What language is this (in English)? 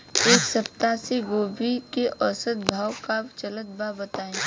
Bhojpuri